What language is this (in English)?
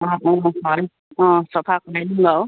Assamese